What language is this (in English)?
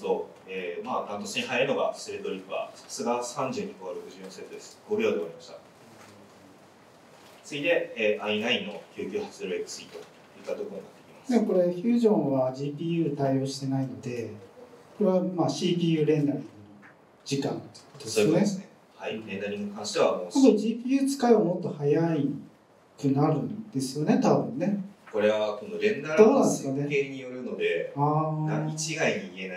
Japanese